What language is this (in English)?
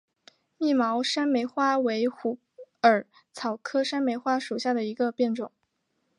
Chinese